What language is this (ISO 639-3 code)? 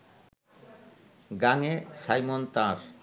ben